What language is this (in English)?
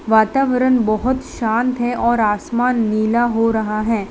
Hindi